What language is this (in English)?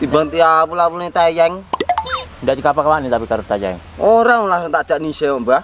Indonesian